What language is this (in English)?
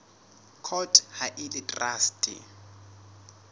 Southern Sotho